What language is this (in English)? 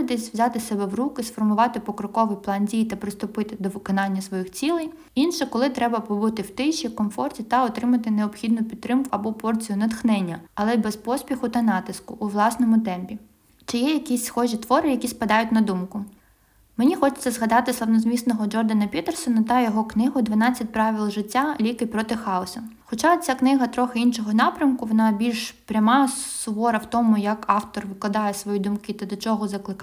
Ukrainian